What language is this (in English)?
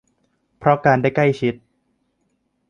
Thai